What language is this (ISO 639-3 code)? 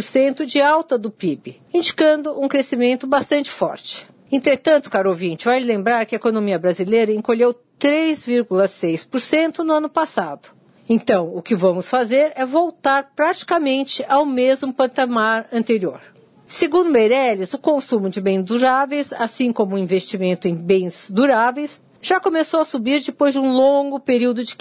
por